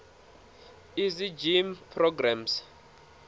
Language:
Tsonga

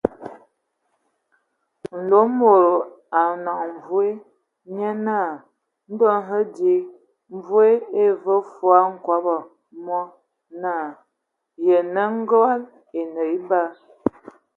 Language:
Ewondo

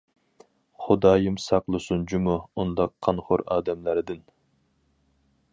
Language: Uyghur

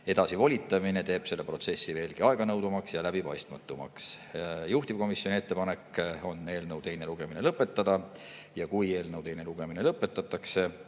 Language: Estonian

